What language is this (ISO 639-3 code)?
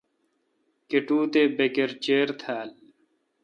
xka